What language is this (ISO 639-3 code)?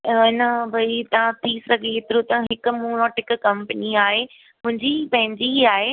snd